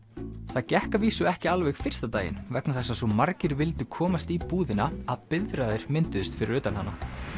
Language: Icelandic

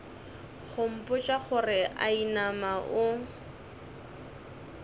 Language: Northern Sotho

